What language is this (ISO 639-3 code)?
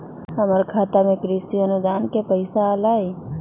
mag